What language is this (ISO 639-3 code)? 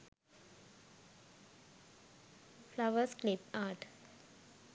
sin